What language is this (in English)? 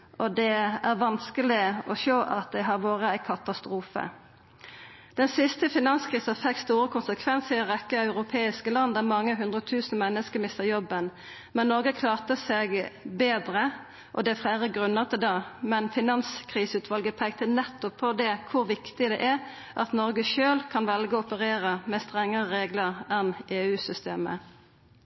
Norwegian Nynorsk